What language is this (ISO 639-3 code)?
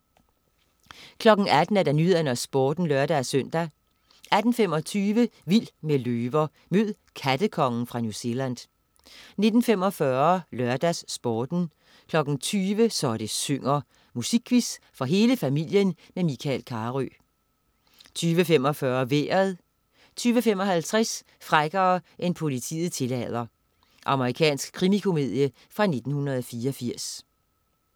dan